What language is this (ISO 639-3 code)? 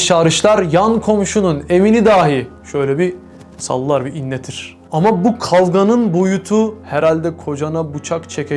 tur